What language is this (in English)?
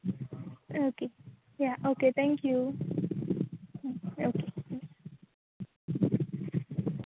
Konkani